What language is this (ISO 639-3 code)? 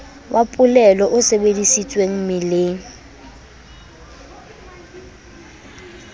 sot